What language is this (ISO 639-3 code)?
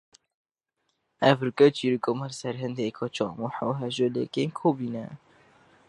kur